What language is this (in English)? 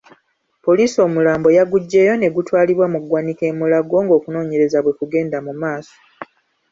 Ganda